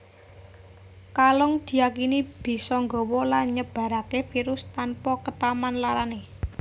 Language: Javanese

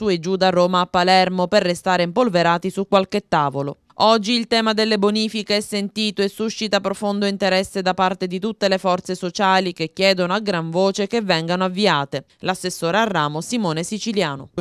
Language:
Italian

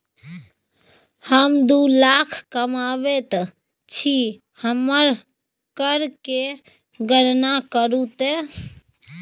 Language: Maithili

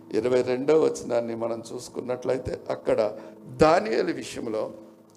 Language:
Telugu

